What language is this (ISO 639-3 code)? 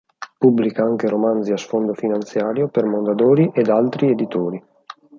ita